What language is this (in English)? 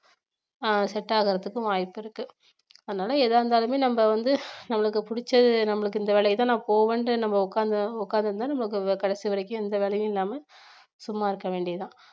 Tamil